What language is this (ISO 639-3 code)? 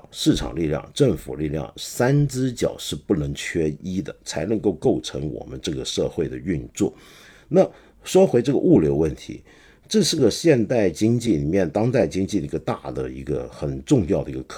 zho